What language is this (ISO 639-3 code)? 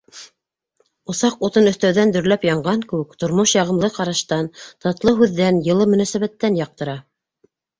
bak